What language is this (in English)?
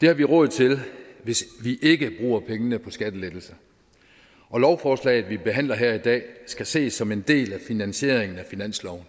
Danish